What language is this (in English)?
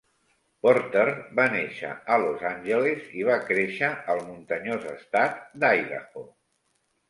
Catalan